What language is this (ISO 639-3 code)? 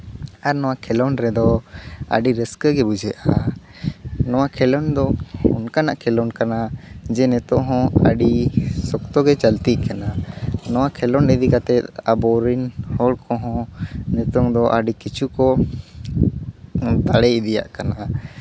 sat